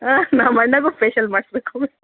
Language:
Kannada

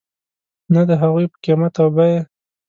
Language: Pashto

